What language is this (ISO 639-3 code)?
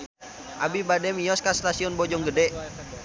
sun